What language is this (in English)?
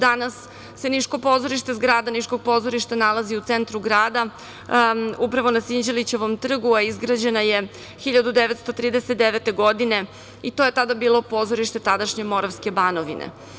Serbian